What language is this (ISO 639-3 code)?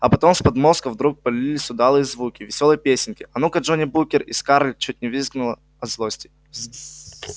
rus